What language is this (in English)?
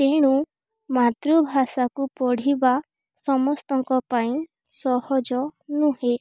Odia